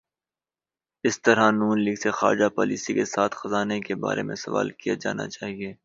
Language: Urdu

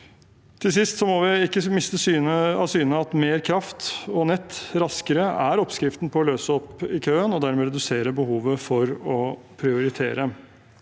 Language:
Norwegian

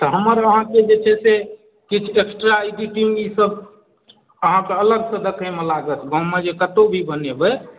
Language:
Maithili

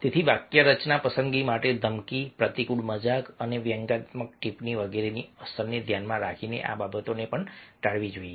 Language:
Gujarati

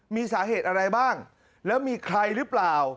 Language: Thai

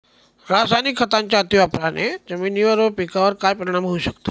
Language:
Marathi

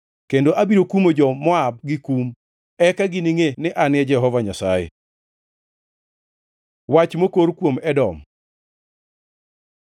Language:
Luo (Kenya and Tanzania)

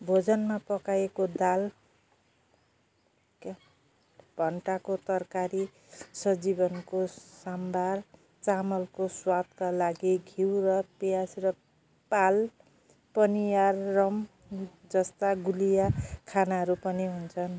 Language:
Nepali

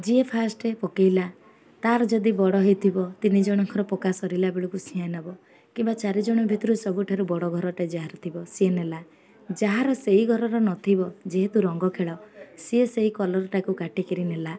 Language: Odia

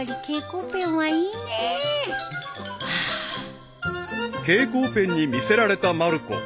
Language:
Japanese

